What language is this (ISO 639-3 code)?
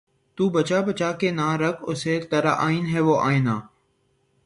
urd